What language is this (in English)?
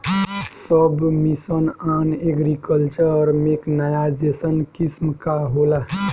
Bhojpuri